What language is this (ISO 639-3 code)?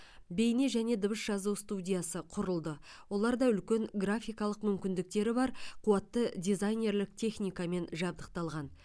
kaz